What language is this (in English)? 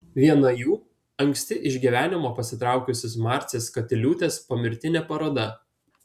Lithuanian